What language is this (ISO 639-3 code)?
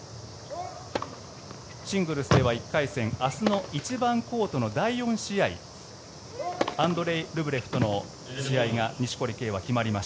jpn